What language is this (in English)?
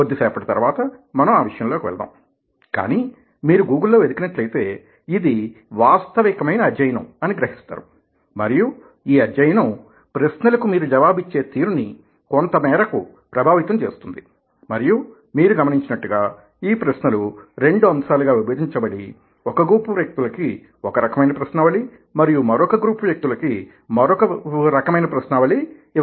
Telugu